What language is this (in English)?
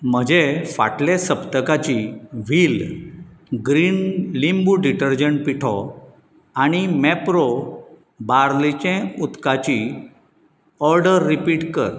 Konkani